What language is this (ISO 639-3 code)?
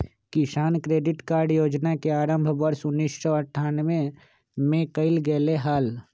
mag